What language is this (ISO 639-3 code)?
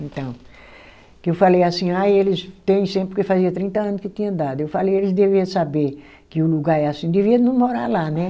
por